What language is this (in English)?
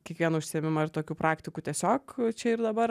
Lithuanian